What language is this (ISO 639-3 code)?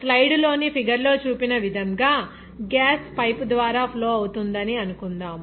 tel